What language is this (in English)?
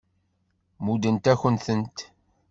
Kabyle